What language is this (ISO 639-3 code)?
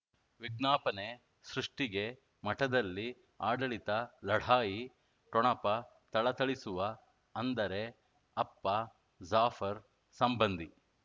kan